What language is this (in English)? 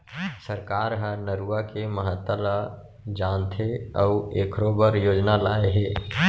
Chhattisgarhi